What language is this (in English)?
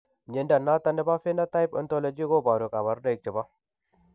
Kalenjin